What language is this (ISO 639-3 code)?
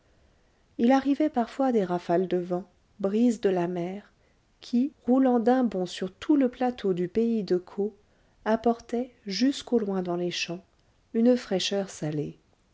fra